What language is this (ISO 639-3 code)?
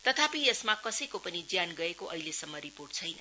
nep